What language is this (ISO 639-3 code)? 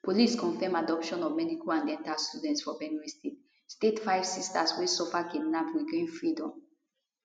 pcm